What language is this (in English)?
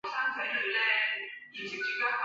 Chinese